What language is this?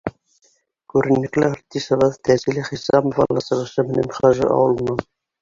Bashkir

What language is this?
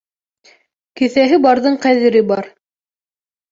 Bashkir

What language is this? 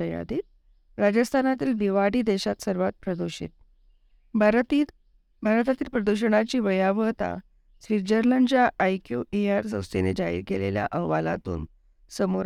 Marathi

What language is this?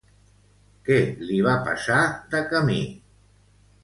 Catalan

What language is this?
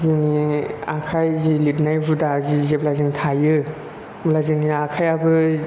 Bodo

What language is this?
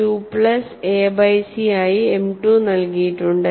Malayalam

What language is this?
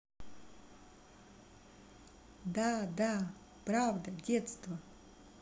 Russian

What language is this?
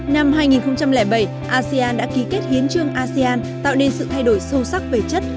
Vietnamese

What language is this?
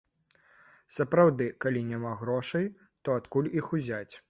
Belarusian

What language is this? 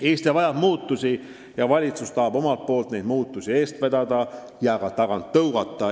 Estonian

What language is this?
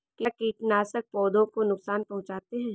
Hindi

